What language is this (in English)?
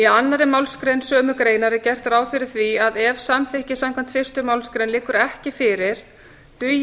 Icelandic